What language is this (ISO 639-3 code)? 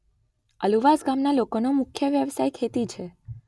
guj